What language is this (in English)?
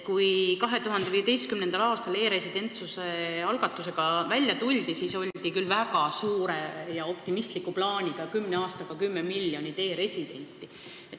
Estonian